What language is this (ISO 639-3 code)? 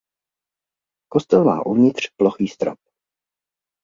ces